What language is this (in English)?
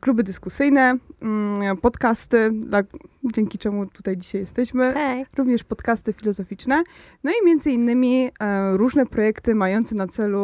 Polish